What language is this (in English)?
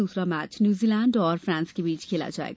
Hindi